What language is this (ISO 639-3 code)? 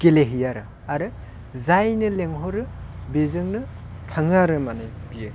brx